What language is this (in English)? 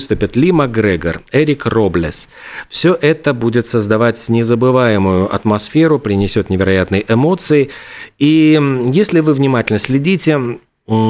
Russian